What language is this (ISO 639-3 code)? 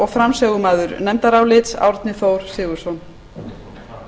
isl